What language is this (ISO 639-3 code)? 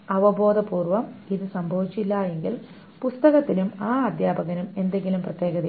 mal